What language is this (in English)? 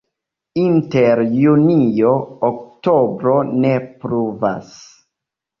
Esperanto